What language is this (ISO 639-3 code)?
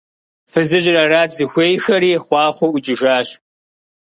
kbd